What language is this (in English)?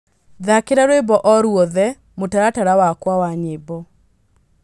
Kikuyu